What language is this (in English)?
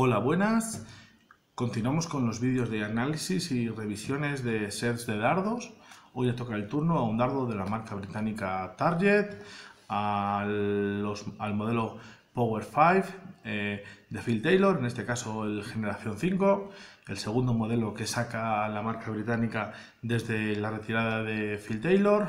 Spanish